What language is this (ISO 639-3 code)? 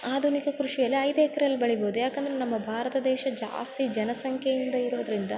kan